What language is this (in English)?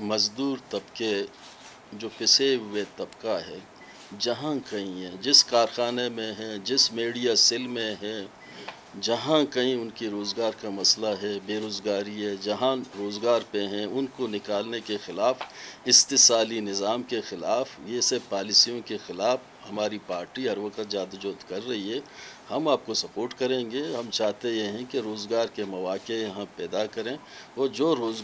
Turkish